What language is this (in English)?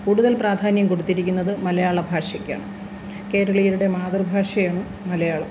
Malayalam